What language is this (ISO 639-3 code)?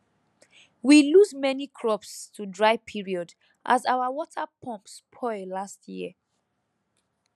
pcm